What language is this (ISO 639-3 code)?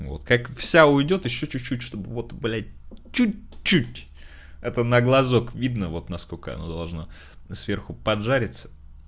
rus